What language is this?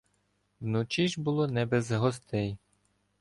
Ukrainian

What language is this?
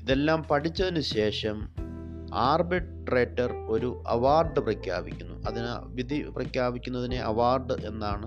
Malayalam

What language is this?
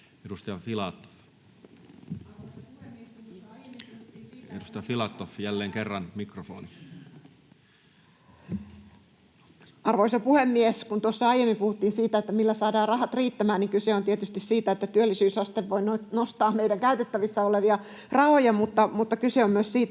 Finnish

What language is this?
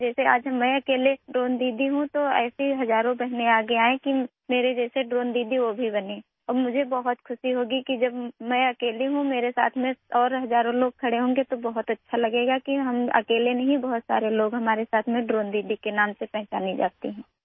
Urdu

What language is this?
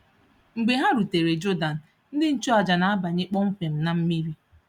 Igbo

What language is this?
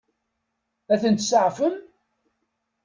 Kabyle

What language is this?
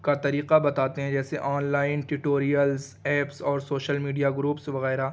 Urdu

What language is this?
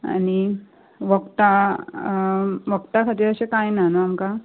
Konkani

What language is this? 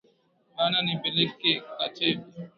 Swahili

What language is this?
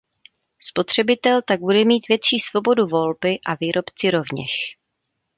Czech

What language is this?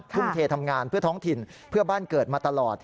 Thai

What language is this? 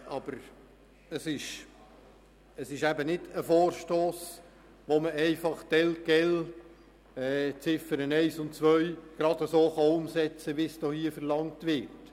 Swiss German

